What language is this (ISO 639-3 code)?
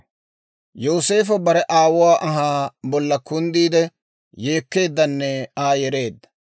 dwr